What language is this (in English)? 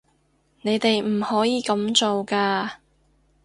Cantonese